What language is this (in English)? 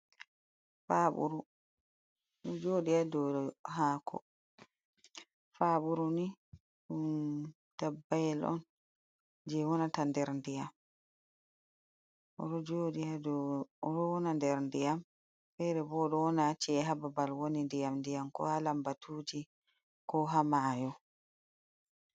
Fula